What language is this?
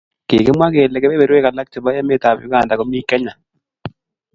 Kalenjin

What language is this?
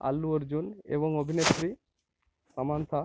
Bangla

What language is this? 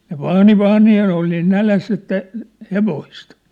Finnish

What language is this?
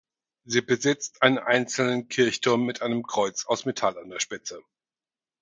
German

